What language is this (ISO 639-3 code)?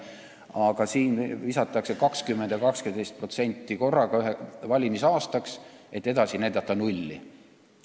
est